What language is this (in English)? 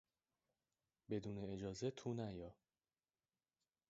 Persian